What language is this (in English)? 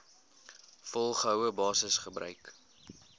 Afrikaans